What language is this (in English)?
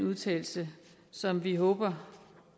Danish